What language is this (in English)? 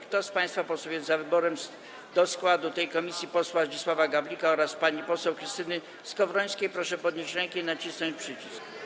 Polish